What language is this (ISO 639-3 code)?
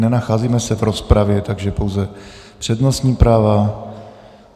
ces